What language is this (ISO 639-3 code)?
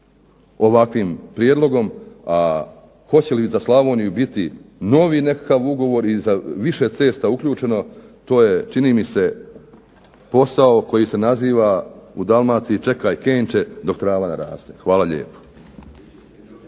hrv